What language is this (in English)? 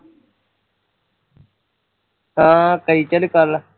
Punjabi